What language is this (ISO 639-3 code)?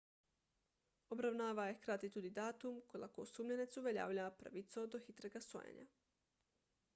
slv